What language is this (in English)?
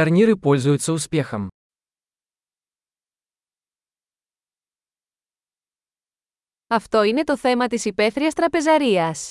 Greek